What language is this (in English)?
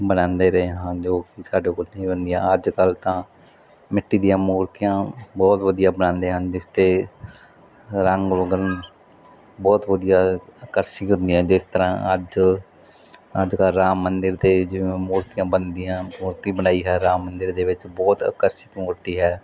Punjabi